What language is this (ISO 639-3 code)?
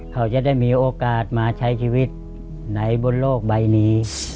tha